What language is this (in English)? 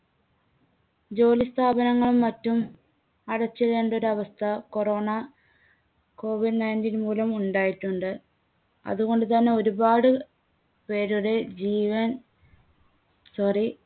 Malayalam